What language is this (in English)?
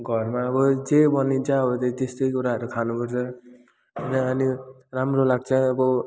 Nepali